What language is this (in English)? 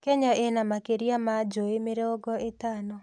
Kikuyu